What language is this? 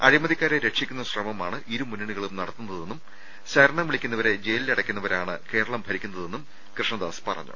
Malayalam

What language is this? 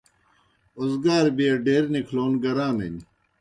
Kohistani Shina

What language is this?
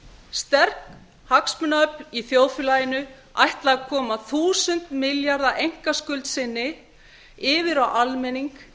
Icelandic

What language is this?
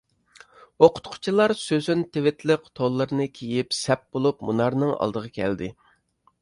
Uyghur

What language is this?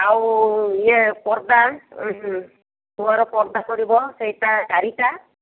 Odia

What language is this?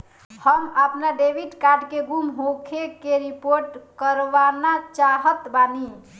Bhojpuri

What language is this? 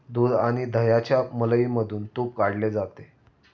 Marathi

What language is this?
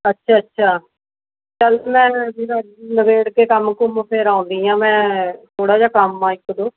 Punjabi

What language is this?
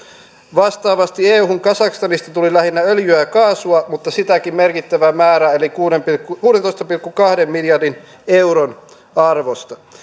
Finnish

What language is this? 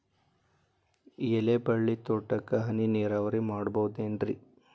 Kannada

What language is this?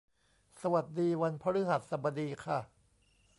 Thai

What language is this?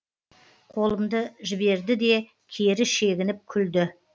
Kazakh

